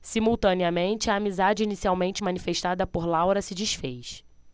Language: Portuguese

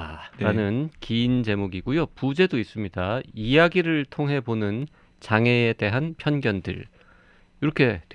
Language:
Korean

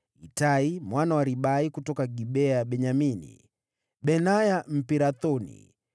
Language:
Swahili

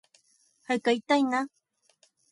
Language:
Japanese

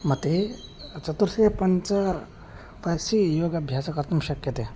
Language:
Sanskrit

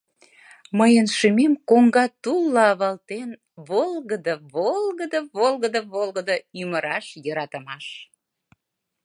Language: Mari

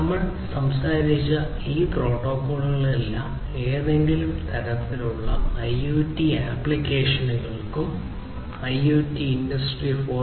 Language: Malayalam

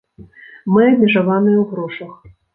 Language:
Belarusian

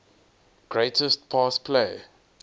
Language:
English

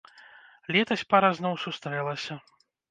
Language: Belarusian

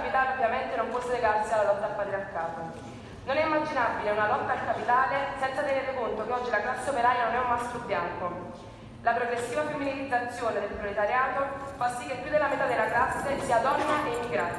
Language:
Italian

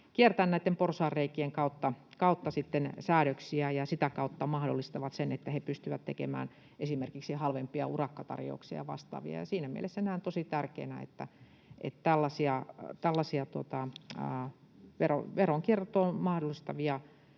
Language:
Finnish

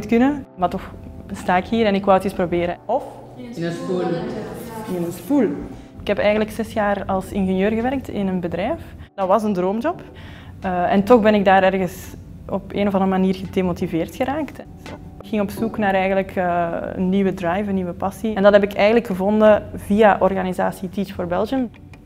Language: Dutch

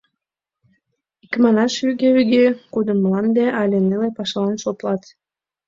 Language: Mari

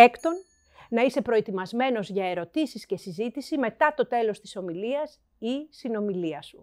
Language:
Greek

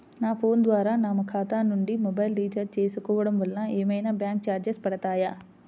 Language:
Telugu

